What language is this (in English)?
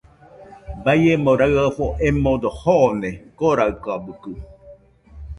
Nüpode Huitoto